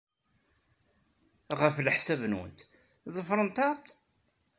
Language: Kabyle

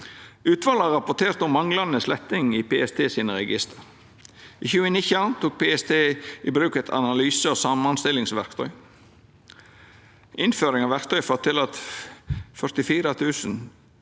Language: Norwegian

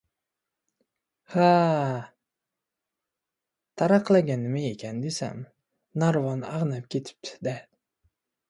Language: Uzbek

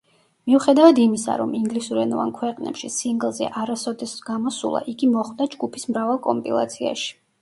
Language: Georgian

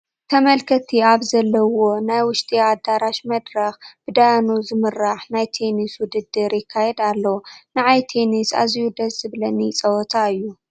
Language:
Tigrinya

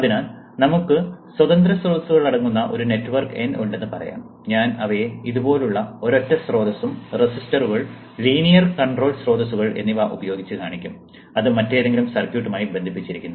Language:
Malayalam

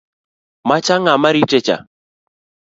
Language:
Luo (Kenya and Tanzania)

